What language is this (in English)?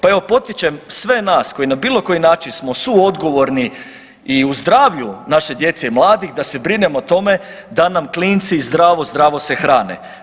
Croatian